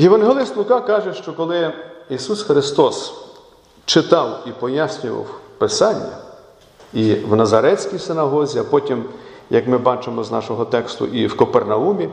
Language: Ukrainian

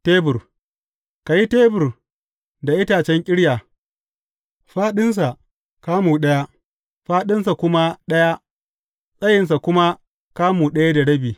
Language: Hausa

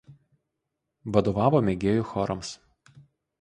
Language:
Lithuanian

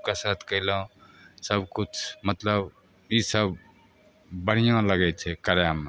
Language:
Maithili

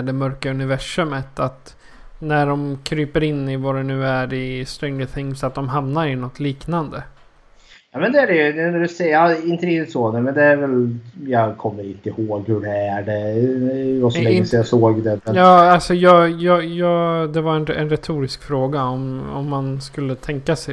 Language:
Swedish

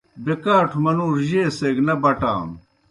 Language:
Kohistani Shina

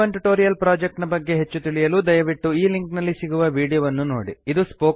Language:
Kannada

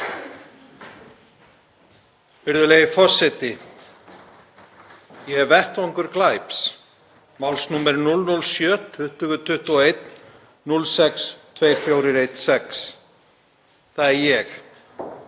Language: Icelandic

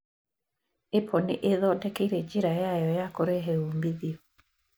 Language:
Kikuyu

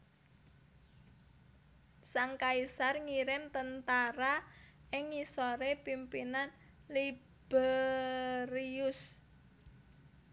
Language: Javanese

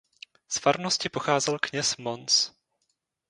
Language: Czech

